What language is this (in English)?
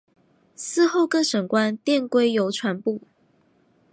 Chinese